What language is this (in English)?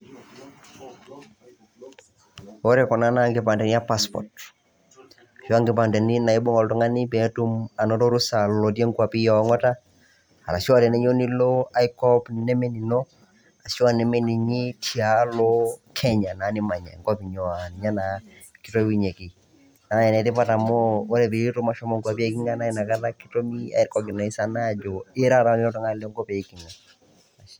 Masai